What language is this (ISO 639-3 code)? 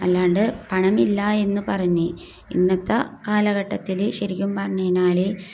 mal